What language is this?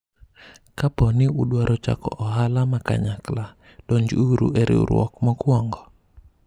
Luo (Kenya and Tanzania)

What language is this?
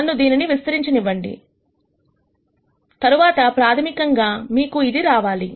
Telugu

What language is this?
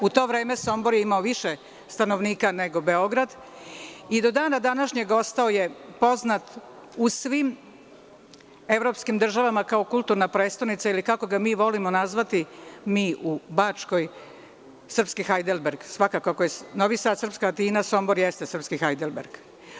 Serbian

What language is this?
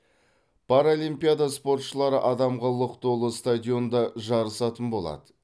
Kazakh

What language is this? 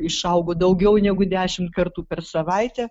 Lithuanian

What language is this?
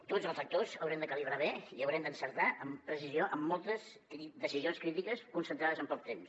Catalan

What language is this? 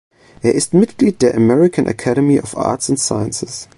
German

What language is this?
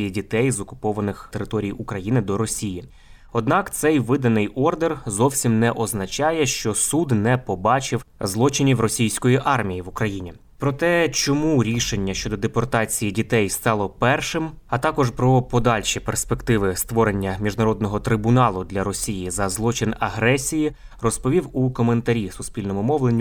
Ukrainian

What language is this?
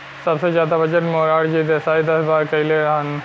Bhojpuri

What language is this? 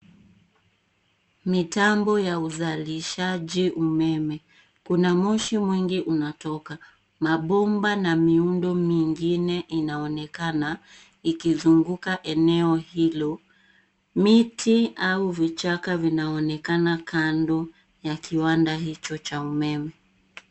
Swahili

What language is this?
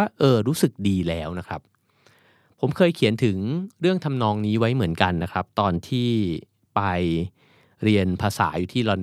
Thai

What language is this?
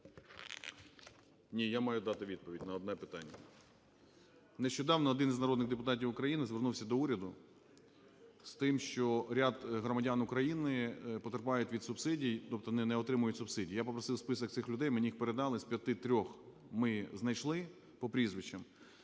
Ukrainian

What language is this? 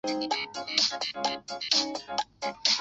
Chinese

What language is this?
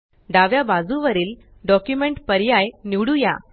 Marathi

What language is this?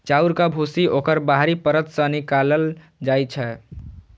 Maithili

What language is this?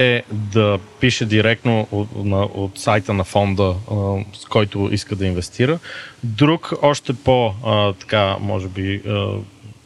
Bulgarian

